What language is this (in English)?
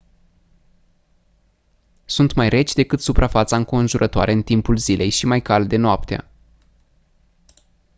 Romanian